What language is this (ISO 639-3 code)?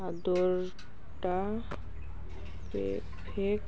ori